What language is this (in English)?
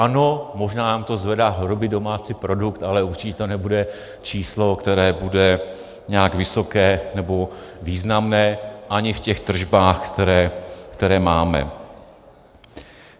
Czech